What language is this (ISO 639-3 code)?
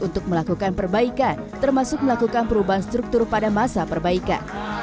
ind